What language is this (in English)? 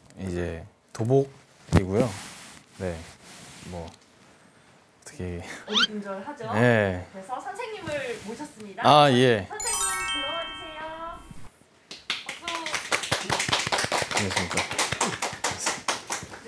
Korean